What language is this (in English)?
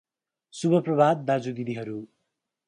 Nepali